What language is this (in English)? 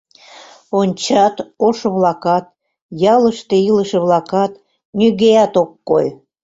Mari